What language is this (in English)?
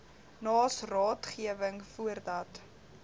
Afrikaans